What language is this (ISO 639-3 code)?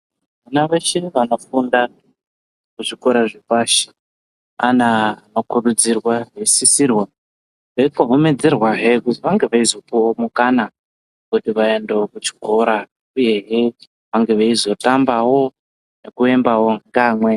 ndc